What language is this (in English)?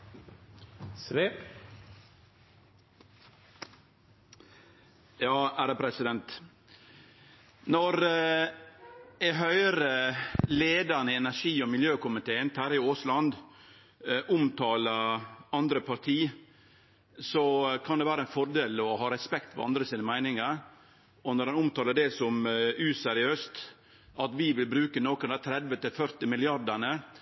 Norwegian